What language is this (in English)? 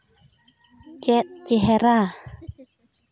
Santali